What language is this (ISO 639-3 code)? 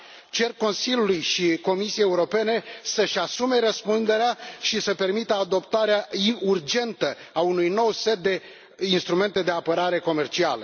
ron